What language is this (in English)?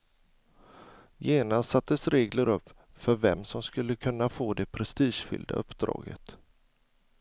Swedish